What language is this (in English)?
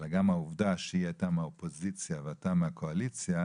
Hebrew